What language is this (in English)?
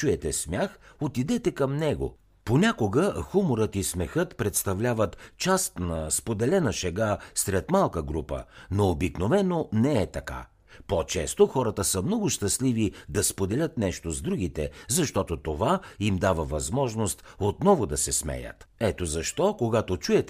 Bulgarian